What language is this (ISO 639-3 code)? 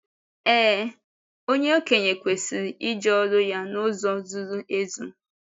ibo